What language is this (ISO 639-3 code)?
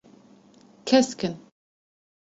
kur